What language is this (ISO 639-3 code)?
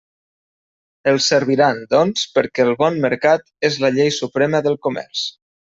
cat